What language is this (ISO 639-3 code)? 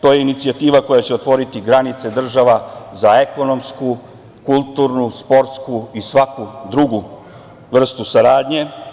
srp